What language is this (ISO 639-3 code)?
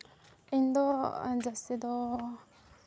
sat